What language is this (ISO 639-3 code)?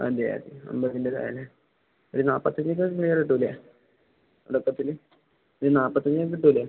mal